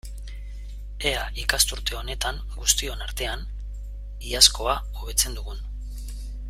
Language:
Basque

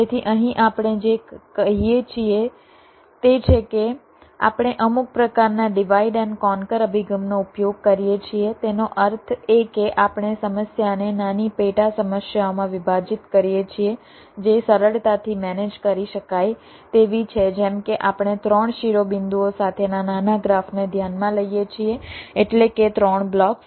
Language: Gujarati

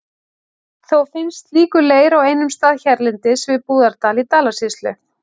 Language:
Icelandic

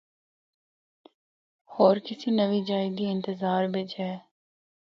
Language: Northern Hindko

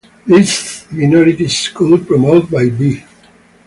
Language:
English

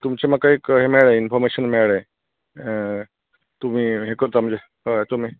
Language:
Konkani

